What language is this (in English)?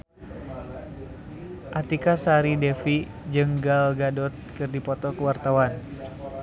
Sundanese